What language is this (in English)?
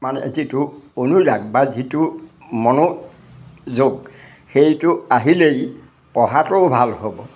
Assamese